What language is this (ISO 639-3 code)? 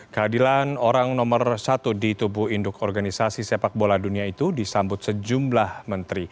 ind